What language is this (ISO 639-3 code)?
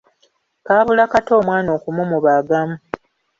lug